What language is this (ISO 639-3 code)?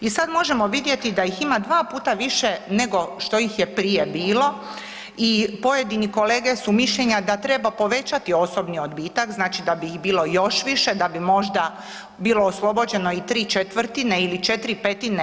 hrv